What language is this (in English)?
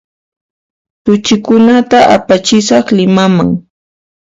Puno Quechua